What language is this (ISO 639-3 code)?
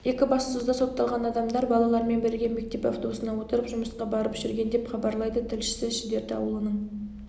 kaz